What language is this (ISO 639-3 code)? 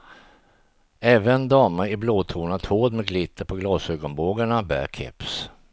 swe